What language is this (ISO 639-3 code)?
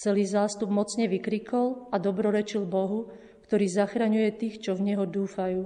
slk